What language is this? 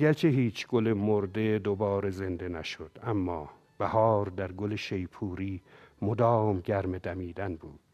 Persian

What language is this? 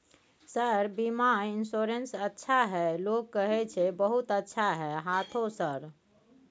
Maithili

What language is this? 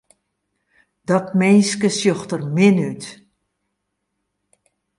Western Frisian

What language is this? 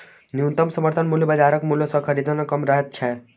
Maithili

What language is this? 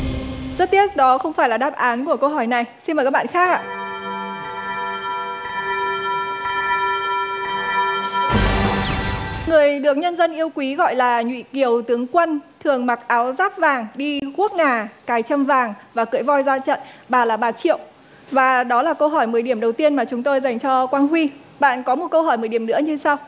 Vietnamese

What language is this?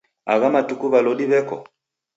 Taita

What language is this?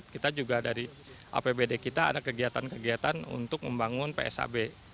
Indonesian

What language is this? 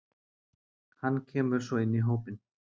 Icelandic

